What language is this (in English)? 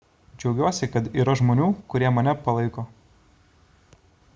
Lithuanian